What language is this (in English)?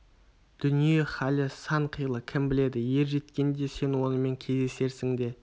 Kazakh